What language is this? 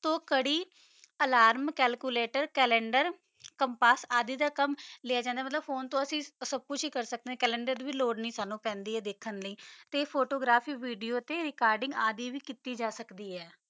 Punjabi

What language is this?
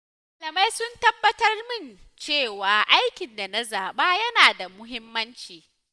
Hausa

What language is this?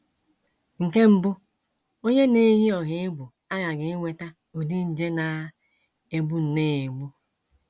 Igbo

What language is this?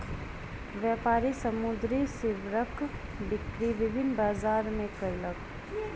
Maithili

